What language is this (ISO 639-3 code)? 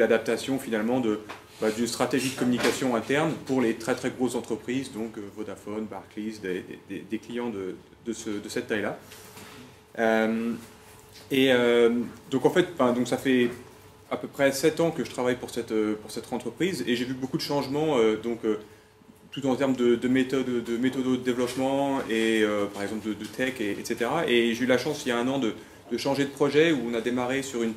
fra